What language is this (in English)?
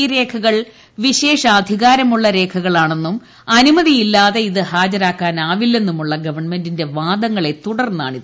Malayalam